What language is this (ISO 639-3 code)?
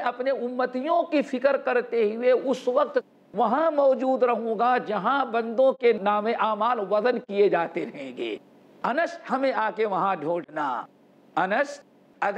heb